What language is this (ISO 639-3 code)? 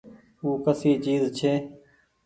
gig